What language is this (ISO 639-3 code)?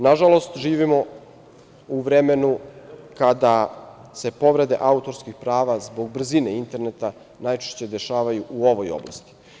srp